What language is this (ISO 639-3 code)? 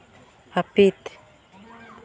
sat